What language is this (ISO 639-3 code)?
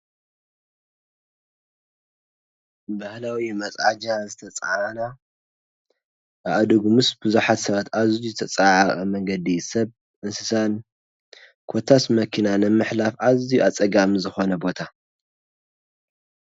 tir